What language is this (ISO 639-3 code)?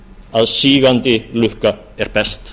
isl